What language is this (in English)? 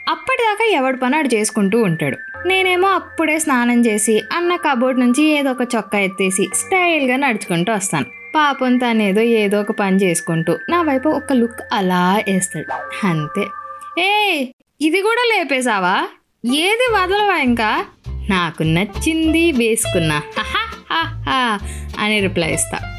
Telugu